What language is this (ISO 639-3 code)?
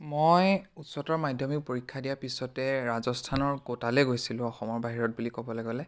asm